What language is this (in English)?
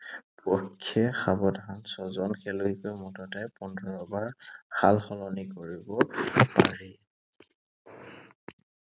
Assamese